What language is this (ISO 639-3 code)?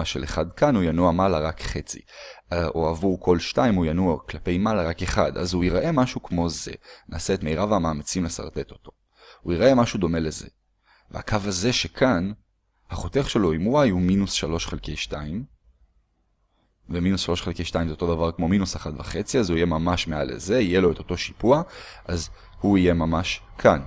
heb